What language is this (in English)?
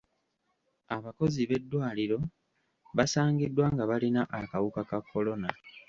Ganda